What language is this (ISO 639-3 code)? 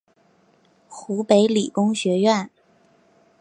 zho